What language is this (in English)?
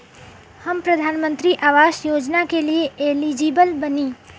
Bhojpuri